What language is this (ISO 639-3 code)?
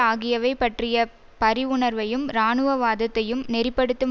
tam